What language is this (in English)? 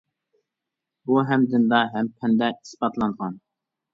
Uyghur